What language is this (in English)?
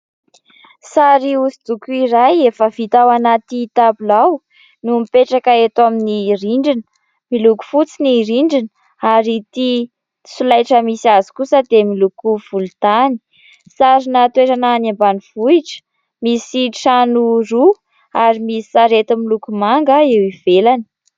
Malagasy